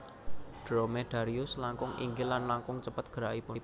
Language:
Javanese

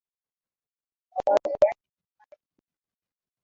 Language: Swahili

